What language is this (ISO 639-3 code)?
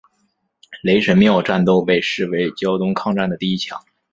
zho